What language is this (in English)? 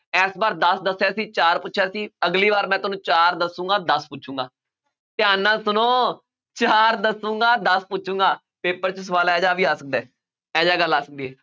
Punjabi